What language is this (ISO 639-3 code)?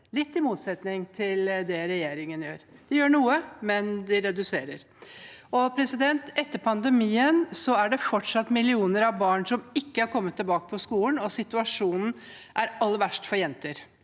nor